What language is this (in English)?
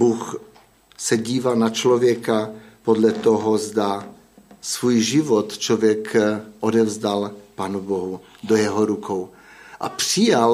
Czech